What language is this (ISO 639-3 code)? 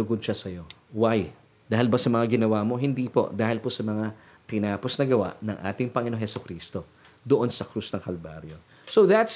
fil